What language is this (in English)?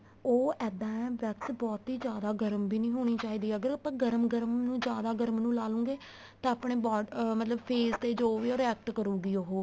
Punjabi